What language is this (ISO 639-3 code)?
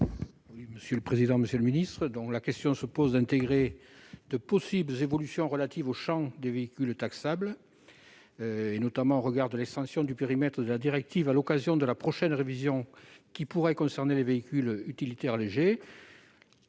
fra